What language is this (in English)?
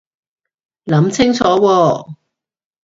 Cantonese